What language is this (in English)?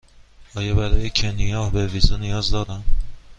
Persian